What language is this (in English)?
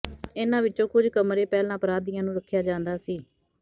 Punjabi